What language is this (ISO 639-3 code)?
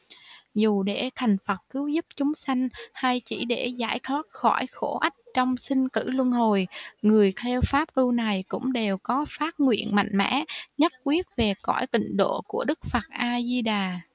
vie